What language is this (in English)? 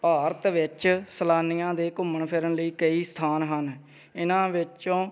Punjabi